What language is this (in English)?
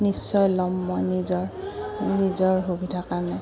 Assamese